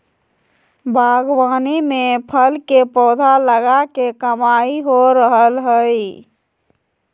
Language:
Magahi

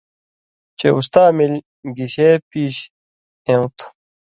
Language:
Indus Kohistani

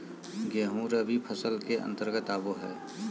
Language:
Magahi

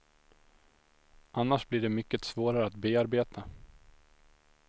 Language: Swedish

